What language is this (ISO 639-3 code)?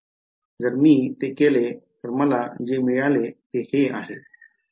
mar